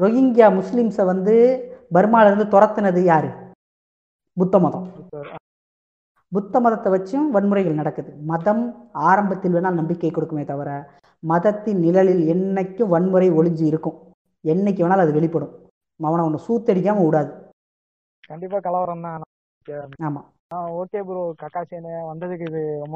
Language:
Tamil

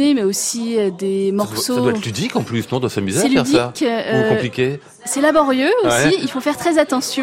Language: French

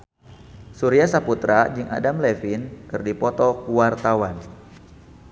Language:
Sundanese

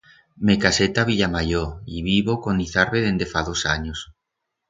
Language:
Aragonese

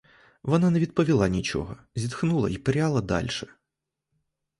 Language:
Ukrainian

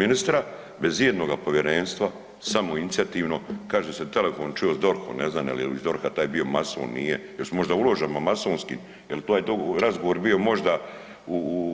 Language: Croatian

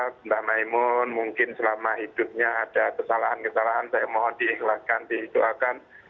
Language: Indonesian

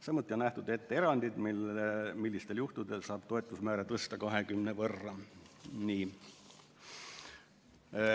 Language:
Estonian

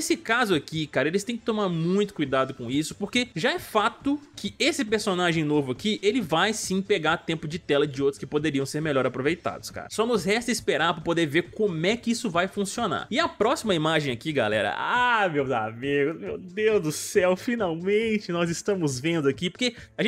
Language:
Portuguese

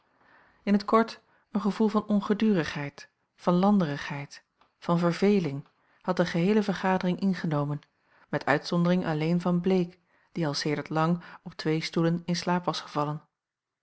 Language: Dutch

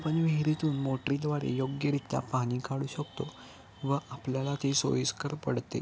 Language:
Marathi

